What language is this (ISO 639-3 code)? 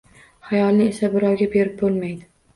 uzb